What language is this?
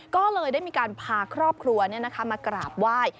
Thai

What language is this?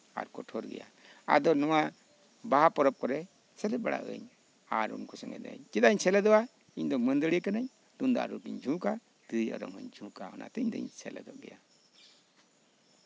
Santali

